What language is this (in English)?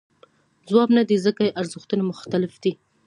Pashto